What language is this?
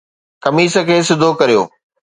Sindhi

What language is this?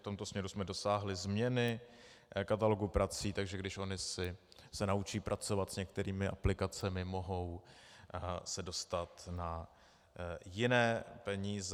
Czech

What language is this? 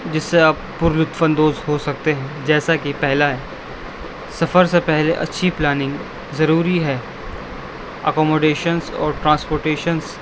Urdu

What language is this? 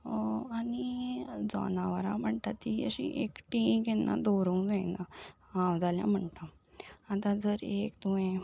Konkani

